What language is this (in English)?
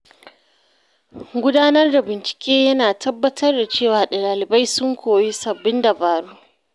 Hausa